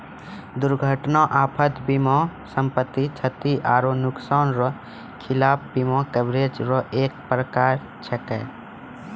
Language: Maithili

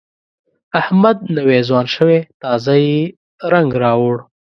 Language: Pashto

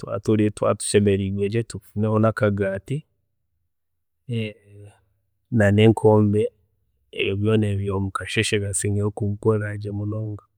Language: Chiga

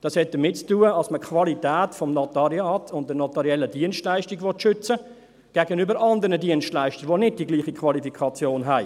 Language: Swiss German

